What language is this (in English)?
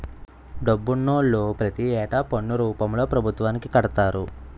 Telugu